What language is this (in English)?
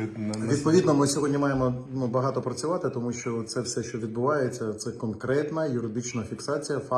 Ukrainian